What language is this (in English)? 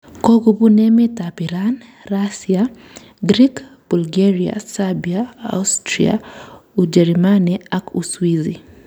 Kalenjin